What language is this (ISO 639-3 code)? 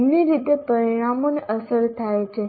guj